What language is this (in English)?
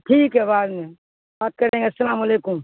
Urdu